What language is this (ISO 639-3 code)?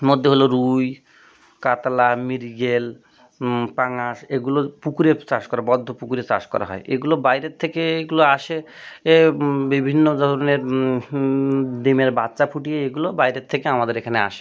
ben